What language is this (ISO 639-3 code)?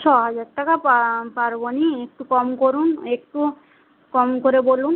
ben